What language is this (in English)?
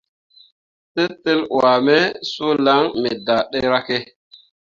Mundang